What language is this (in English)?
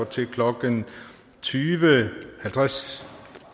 Danish